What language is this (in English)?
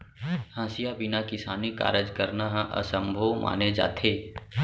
Chhattisgarhi